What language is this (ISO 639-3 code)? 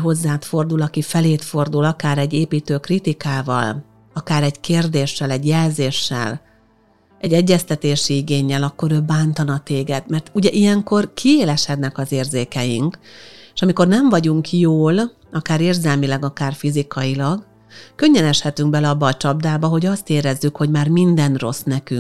hun